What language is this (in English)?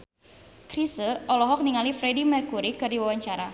Sundanese